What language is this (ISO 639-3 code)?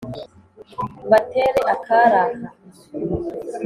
kin